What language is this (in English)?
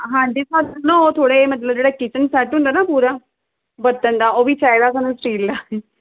Punjabi